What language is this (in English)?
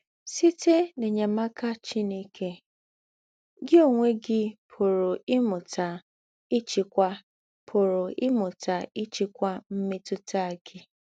Igbo